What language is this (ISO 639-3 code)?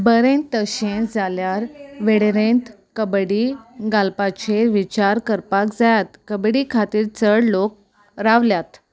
kok